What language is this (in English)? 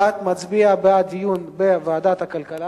Hebrew